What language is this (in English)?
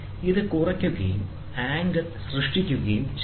Malayalam